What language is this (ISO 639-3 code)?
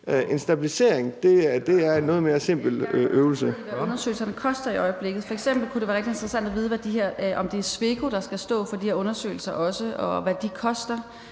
dan